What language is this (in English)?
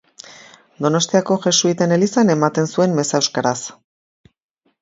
Basque